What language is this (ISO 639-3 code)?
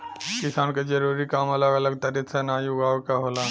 bho